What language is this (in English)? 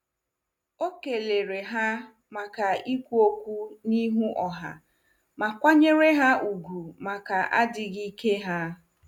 Igbo